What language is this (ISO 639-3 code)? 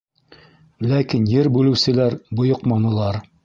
bak